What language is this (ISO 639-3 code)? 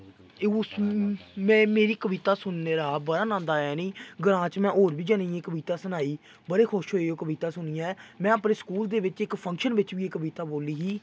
doi